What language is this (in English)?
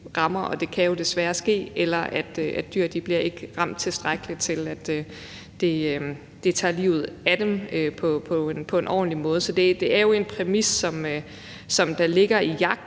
Danish